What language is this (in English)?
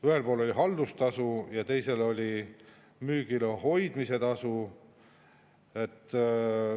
Estonian